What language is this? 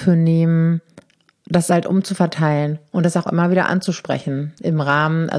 German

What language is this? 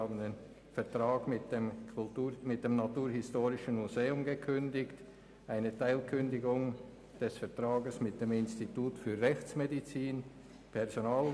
Swiss German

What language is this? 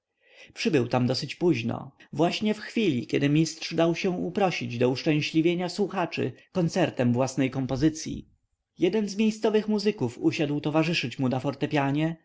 Polish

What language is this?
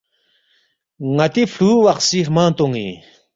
Balti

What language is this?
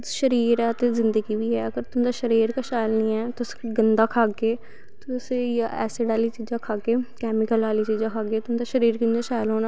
Dogri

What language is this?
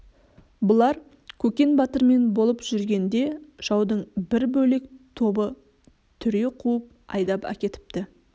Kazakh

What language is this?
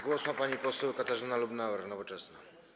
Polish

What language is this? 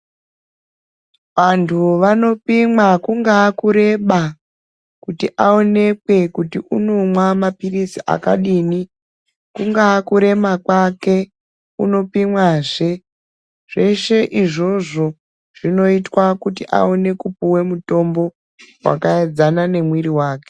Ndau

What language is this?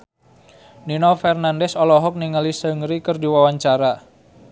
Sundanese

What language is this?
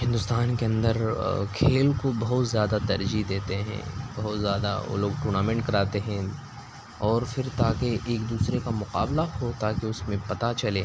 Urdu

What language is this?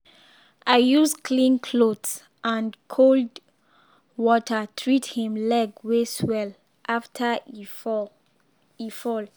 Nigerian Pidgin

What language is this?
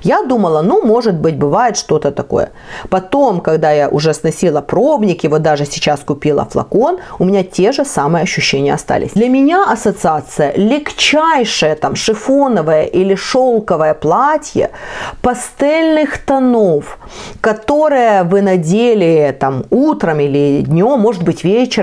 Russian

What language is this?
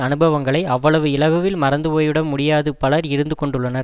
Tamil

